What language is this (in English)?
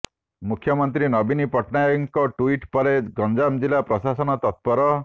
Odia